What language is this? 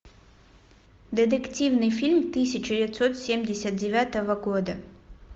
Russian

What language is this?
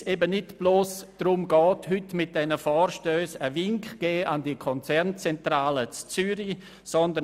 Swiss German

